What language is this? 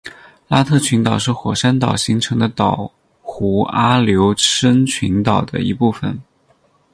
Chinese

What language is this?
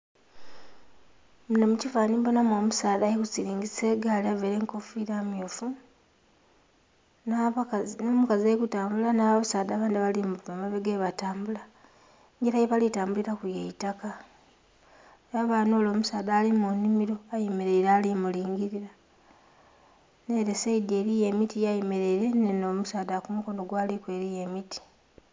Soga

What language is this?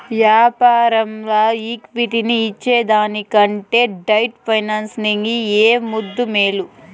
Telugu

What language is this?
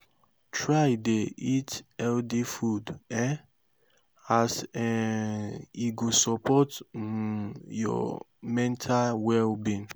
Nigerian Pidgin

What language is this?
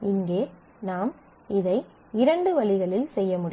Tamil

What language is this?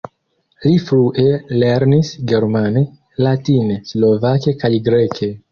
Esperanto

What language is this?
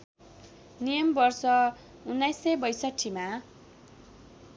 Nepali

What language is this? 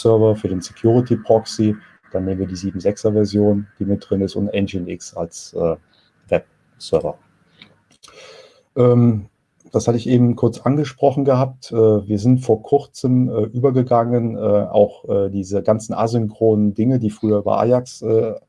German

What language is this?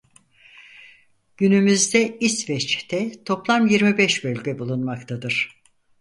Turkish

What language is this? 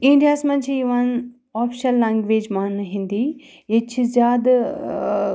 Kashmiri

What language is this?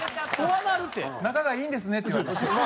Japanese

